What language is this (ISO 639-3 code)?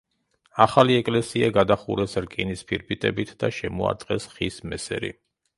kat